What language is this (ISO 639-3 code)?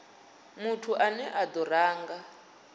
ven